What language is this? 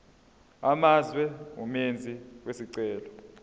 Zulu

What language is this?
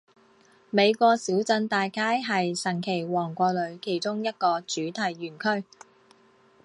Chinese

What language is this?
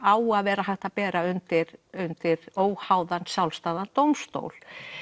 Icelandic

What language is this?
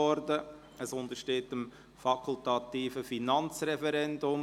Swiss German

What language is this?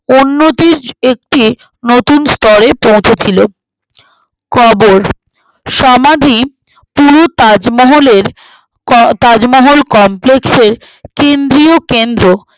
Bangla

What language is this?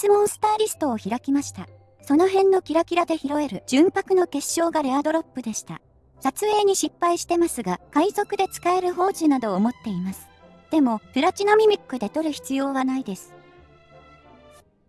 Japanese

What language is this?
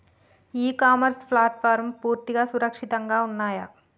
Telugu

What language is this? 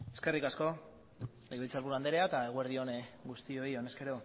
Basque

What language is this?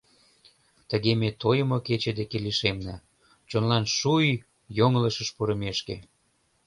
Mari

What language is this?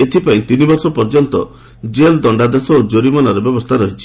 Odia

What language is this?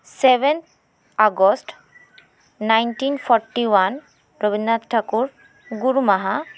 Santali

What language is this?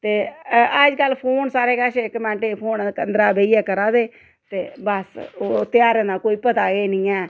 Dogri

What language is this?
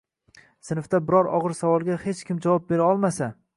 Uzbek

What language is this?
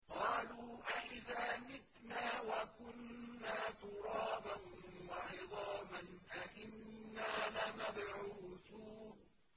Arabic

